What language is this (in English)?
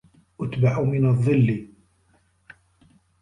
Arabic